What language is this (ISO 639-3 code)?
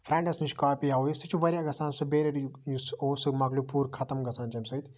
kas